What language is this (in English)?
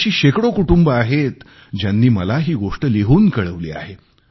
Marathi